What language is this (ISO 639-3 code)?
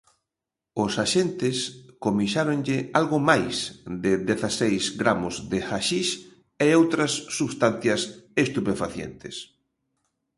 glg